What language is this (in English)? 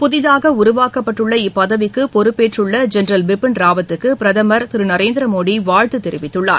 Tamil